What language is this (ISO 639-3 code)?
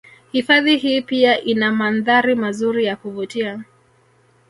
swa